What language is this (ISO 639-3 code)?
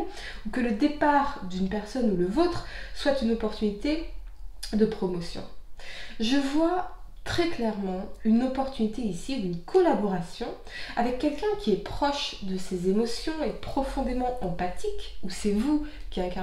fra